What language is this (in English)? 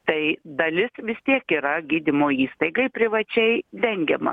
Lithuanian